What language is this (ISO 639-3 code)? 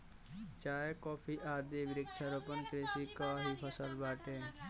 bho